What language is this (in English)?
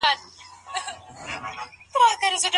Pashto